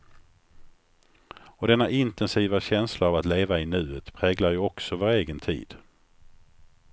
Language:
Swedish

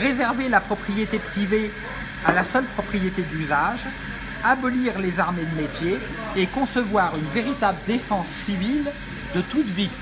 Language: French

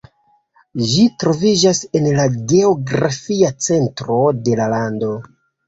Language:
Esperanto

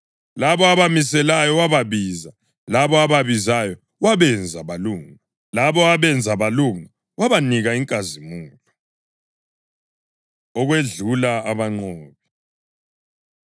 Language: North Ndebele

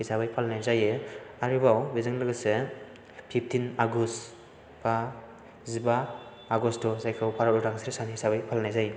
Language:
Bodo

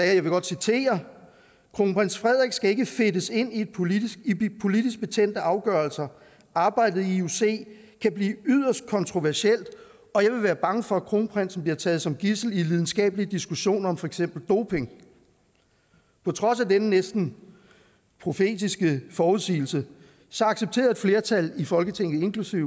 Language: Danish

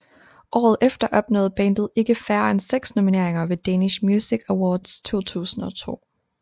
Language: Danish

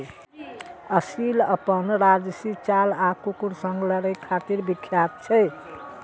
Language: Maithili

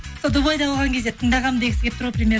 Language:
Kazakh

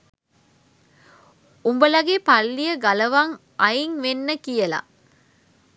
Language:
Sinhala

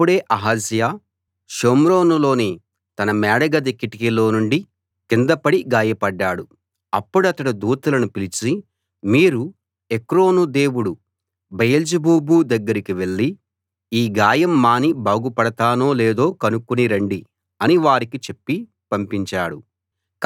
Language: Telugu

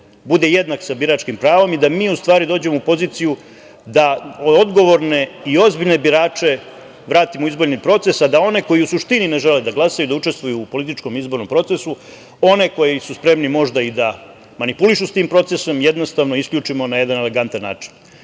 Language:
Serbian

